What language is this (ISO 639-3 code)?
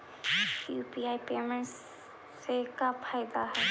mag